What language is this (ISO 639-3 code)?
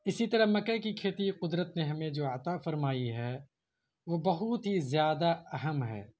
urd